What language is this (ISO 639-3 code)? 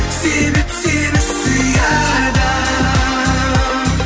kaz